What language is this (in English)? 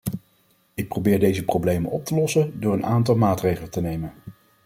Dutch